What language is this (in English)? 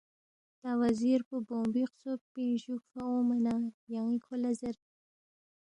Balti